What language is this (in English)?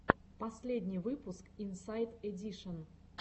Russian